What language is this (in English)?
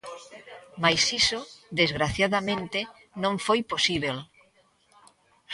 Galician